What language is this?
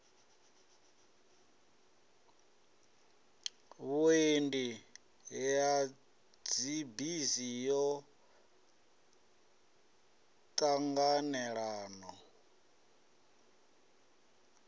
Venda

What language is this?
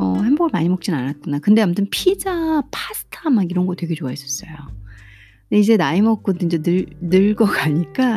Korean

